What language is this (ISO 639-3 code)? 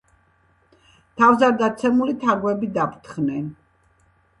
kat